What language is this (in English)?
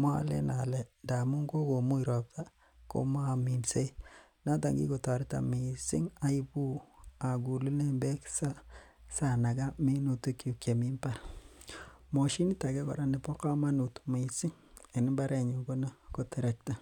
Kalenjin